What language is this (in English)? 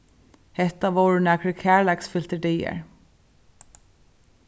Faroese